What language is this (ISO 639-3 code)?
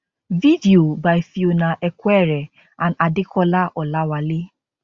pcm